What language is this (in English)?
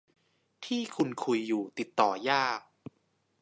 Thai